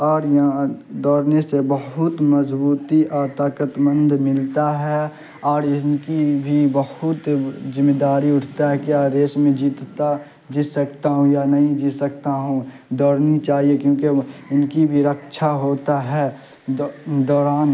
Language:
Urdu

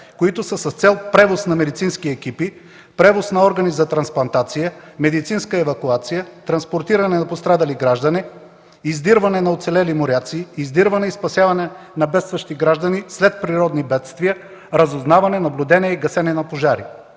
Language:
Bulgarian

